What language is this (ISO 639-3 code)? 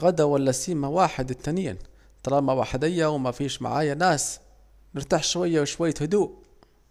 aec